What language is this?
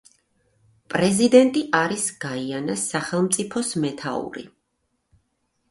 Georgian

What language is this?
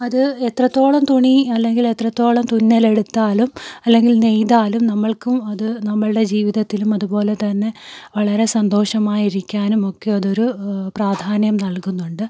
Malayalam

